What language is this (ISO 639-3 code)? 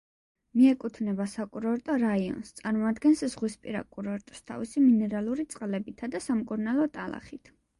kat